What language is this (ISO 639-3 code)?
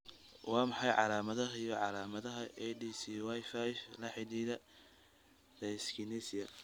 som